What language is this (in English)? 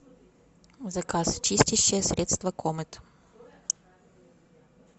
Russian